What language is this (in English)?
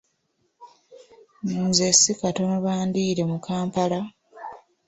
Ganda